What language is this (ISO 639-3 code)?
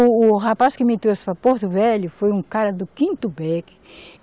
por